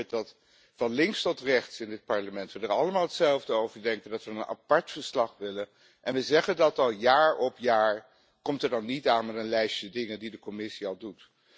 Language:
Dutch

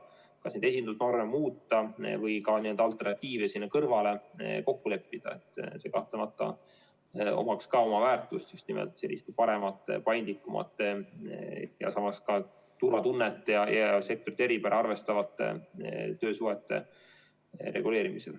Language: Estonian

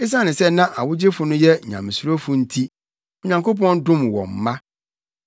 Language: Akan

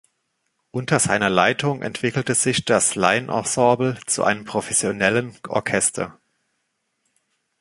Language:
German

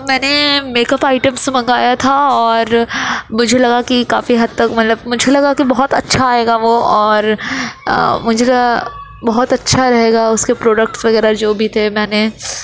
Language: Urdu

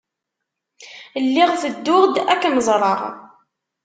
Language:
Kabyle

